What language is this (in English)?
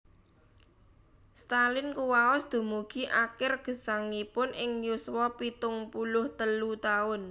Javanese